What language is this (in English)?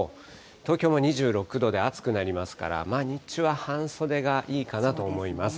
Japanese